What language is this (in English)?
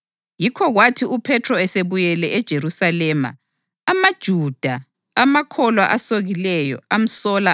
North Ndebele